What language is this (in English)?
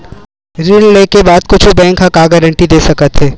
Chhattisgarhi